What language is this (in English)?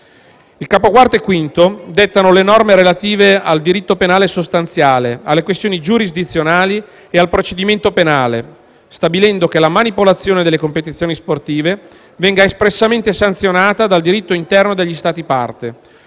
Italian